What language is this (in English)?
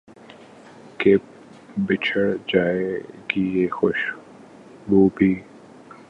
Urdu